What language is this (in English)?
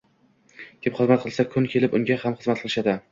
Uzbek